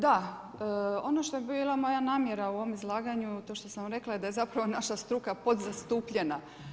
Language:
Croatian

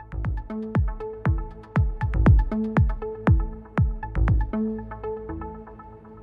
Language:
Urdu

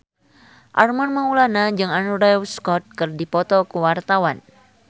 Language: Sundanese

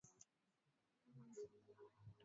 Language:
Swahili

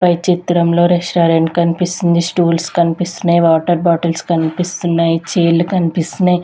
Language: Telugu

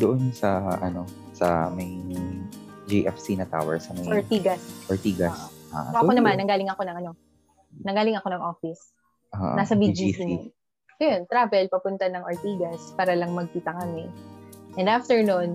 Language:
Filipino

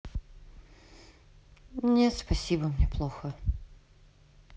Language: Russian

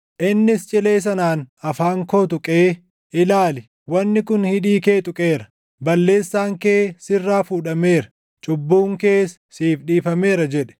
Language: Oromo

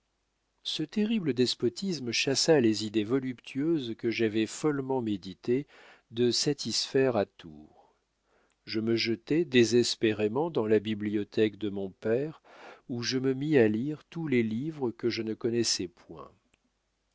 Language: French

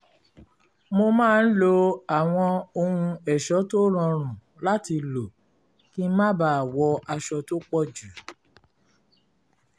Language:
Yoruba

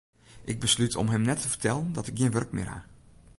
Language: Western Frisian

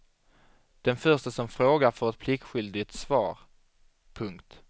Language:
Swedish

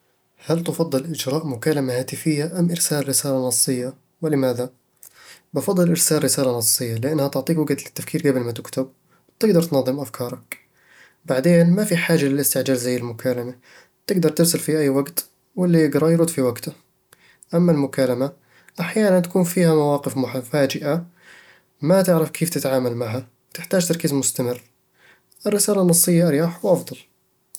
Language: Eastern Egyptian Bedawi Arabic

